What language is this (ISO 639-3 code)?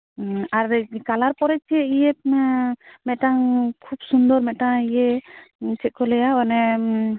sat